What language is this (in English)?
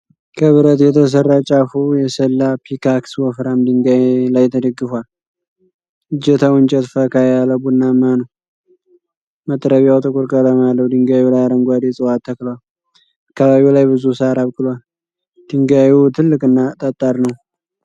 Amharic